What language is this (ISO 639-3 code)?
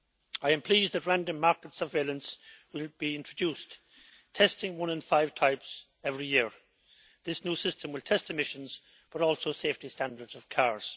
eng